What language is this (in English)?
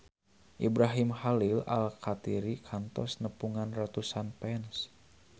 Sundanese